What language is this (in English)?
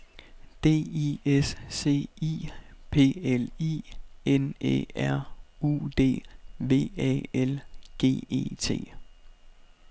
Danish